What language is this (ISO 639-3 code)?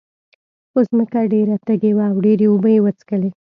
pus